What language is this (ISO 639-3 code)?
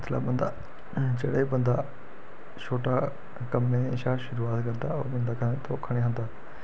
doi